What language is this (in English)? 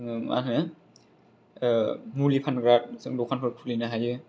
Bodo